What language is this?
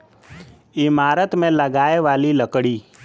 Bhojpuri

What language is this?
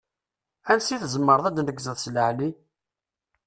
Kabyle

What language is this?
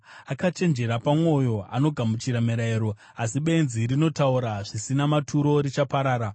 Shona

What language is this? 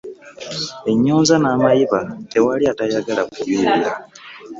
Ganda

